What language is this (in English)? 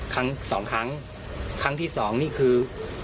Thai